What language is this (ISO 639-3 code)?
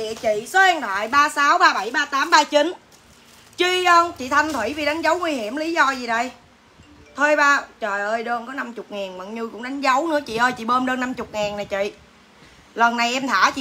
vie